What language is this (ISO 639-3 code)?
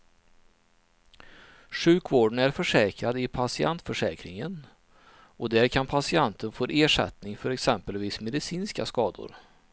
swe